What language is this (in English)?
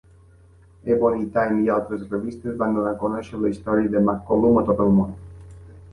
Catalan